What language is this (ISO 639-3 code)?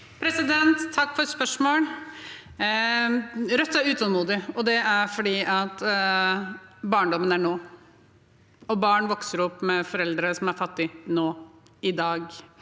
nor